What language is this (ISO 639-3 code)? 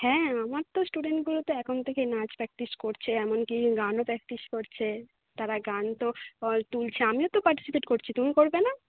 ben